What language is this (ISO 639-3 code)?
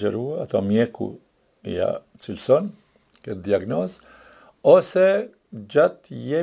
ron